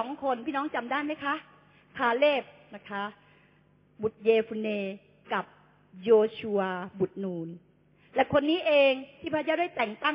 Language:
Thai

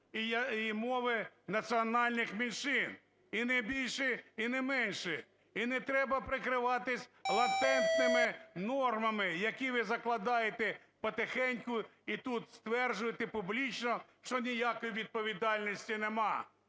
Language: Ukrainian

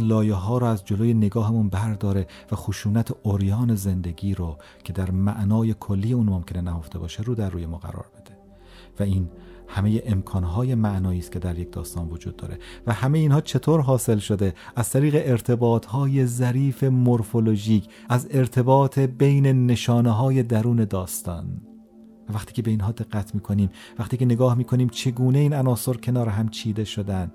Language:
Persian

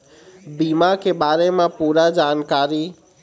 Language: Chhattisgarhi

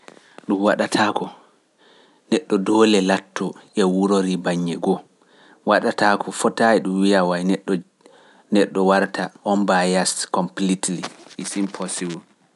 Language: Pular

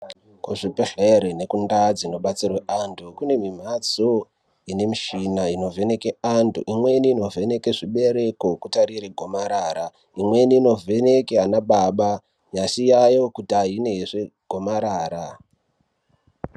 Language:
Ndau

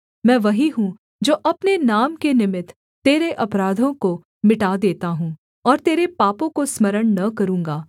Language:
Hindi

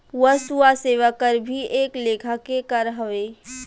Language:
Bhojpuri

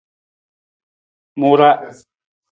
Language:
Nawdm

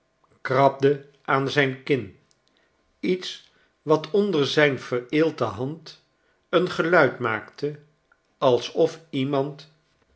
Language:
Dutch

